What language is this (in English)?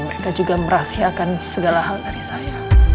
Indonesian